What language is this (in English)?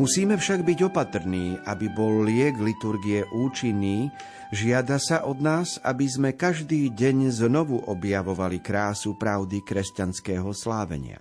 Slovak